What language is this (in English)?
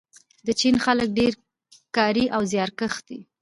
Pashto